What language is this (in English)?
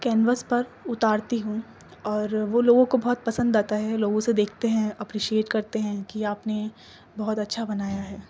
Urdu